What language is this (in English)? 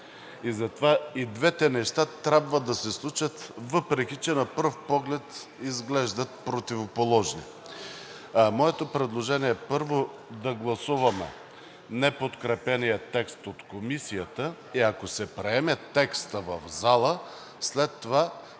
Bulgarian